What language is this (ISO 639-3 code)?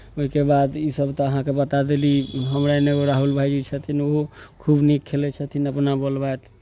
mai